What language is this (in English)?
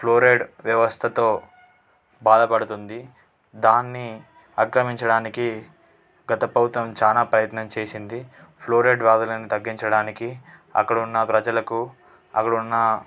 Telugu